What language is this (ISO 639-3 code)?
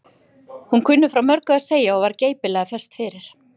isl